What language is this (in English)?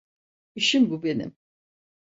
Turkish